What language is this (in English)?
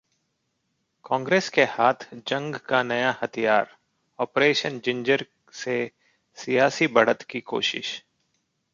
Hindi